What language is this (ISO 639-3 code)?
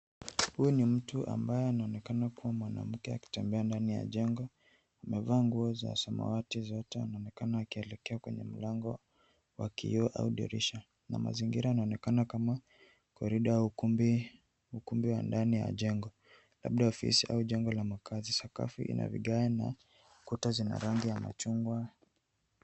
swa